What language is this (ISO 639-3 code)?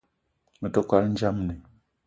eto